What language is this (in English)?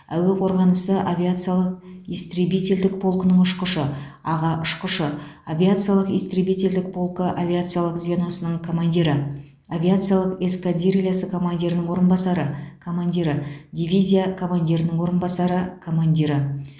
Kazakh